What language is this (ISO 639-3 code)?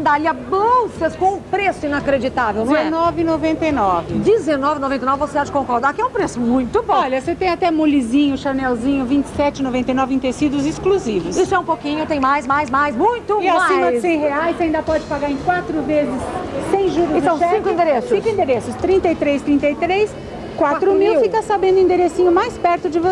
por